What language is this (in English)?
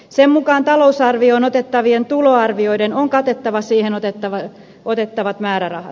Finnish